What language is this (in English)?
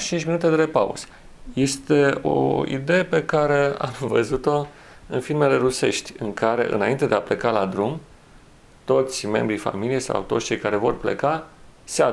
Romanian